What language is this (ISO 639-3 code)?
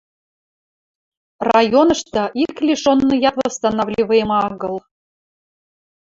mrj